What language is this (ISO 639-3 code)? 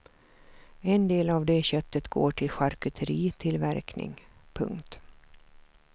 swe